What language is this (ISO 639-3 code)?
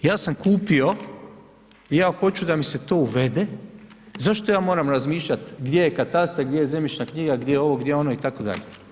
hrv